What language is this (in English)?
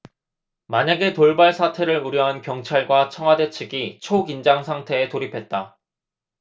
Korean